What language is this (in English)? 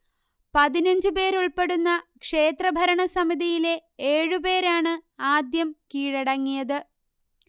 Malayalam